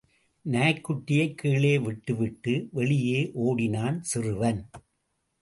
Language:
Tamil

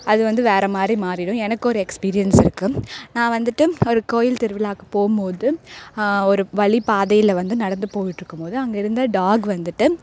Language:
Tamil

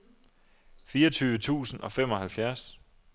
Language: Danish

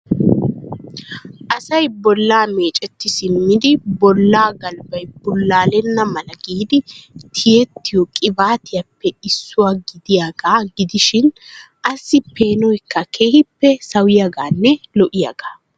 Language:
Wolaytta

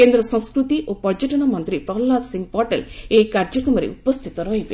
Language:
Odia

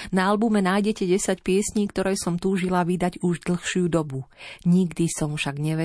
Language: Slovak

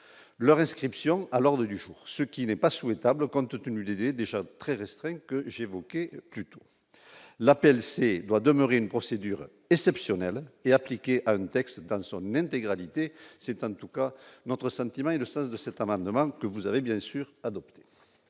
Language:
French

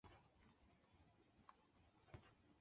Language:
Chinese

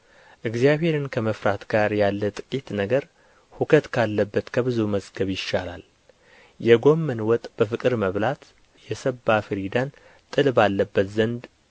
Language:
Amharic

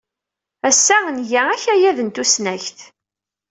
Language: Kabyle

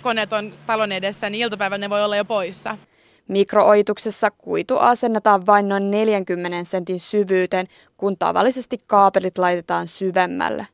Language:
Finnish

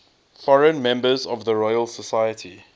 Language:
English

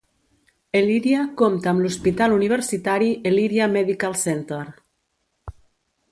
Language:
Catalan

